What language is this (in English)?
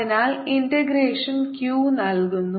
Malayalam